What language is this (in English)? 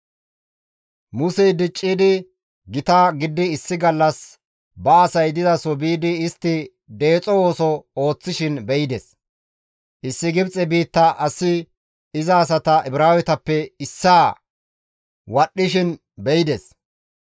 Gamo